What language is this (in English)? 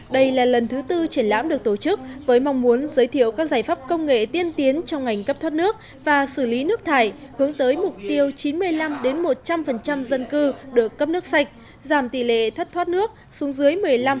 Vietnamese